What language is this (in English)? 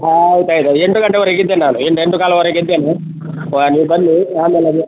Kannada